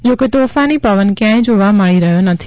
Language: Gujarati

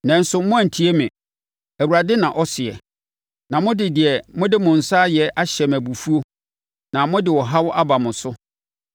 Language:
Akan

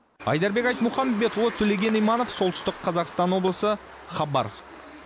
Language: Kazakh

